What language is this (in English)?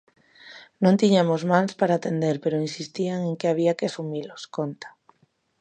Galician